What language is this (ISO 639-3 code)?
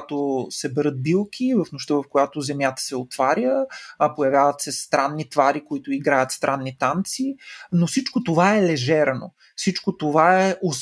bul